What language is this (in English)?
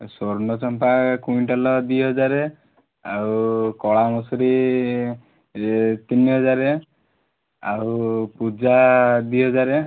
Odia